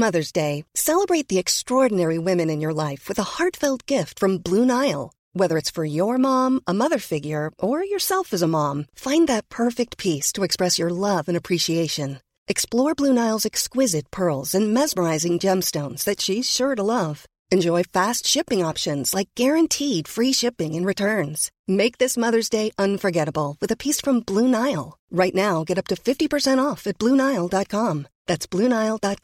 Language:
Filipino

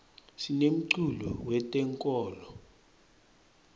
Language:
Swati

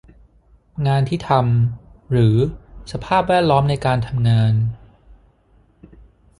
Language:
Thai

